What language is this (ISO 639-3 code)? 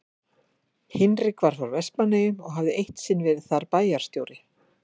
isl